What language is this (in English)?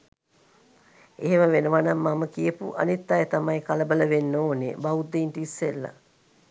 Sinhala